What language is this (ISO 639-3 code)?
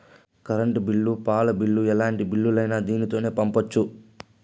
tel